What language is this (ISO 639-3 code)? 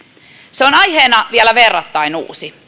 fin